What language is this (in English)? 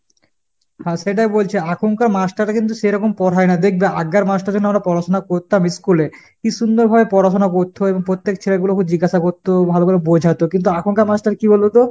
Bangla